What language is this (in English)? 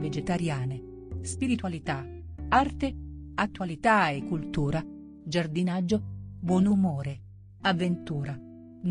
Italian